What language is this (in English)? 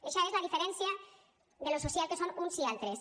Catalan